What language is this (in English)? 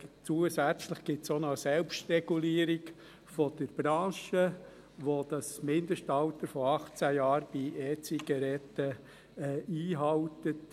Swiss German